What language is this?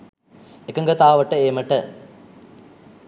Sinhala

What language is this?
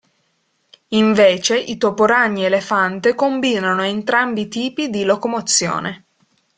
Italian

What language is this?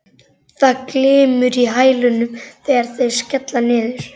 Icelandic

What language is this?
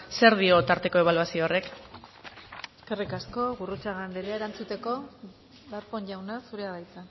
Basque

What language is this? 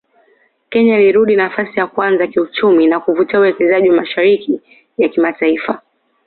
Swahili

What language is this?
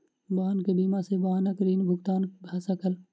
Maithili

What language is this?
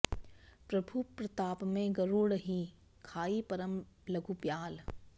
Sanskrit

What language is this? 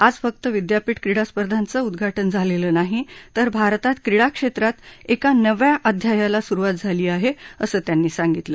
Marathi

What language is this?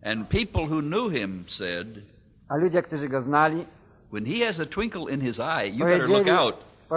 Polish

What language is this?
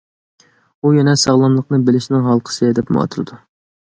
Uyghur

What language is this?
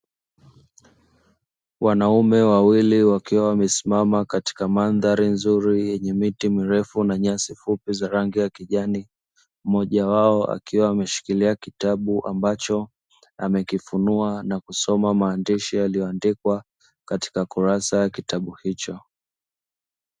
Swahili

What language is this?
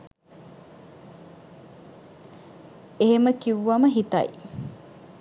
Sinhala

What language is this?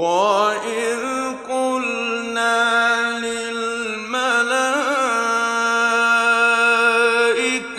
Arabic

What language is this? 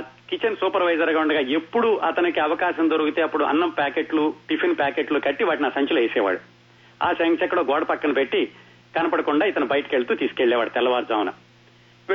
Telugu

